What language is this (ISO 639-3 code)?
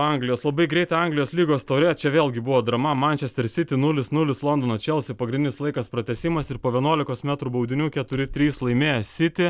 lit